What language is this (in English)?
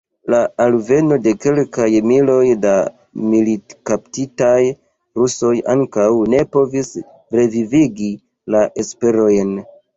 Esperanto